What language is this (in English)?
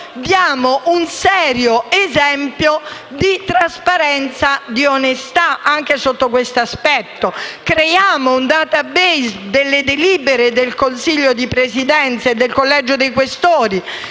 Italian